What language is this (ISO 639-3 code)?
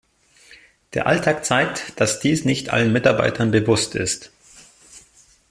deu